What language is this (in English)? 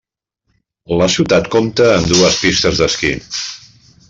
Catalan